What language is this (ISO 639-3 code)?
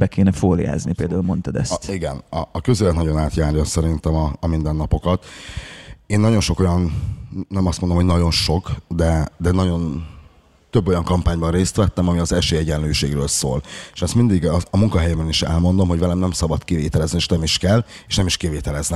hun